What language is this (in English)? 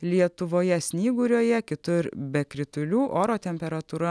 Lithuanian